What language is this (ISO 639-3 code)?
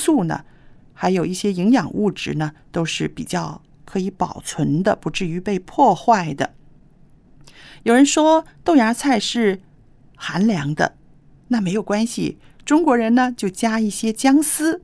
zho